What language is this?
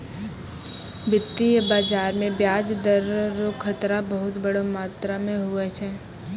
Maithili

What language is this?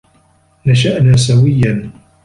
Arabic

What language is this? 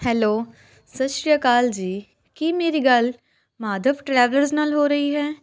Punjabi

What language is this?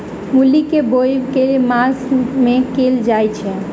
Maithili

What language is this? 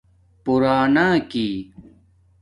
Domaaki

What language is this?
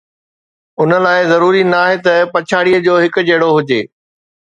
Sindhi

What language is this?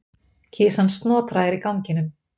Icelandic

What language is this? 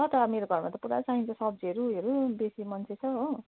Nepali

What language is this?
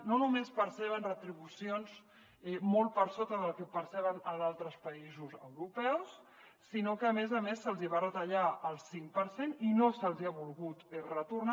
Catalan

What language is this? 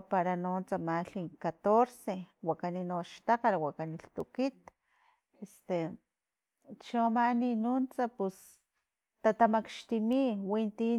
Filomena Mata-Coahuitlán Totonac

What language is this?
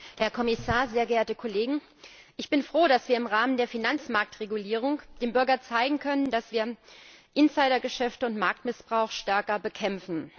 German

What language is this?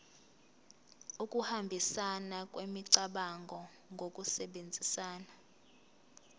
Zulu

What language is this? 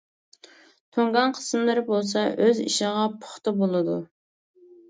Uyghur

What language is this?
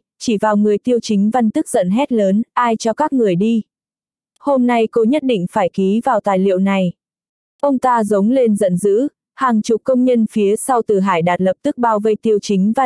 Vietnamese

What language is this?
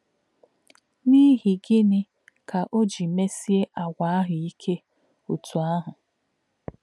Igbo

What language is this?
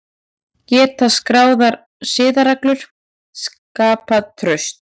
Icelandic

